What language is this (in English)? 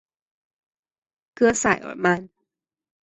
Chinese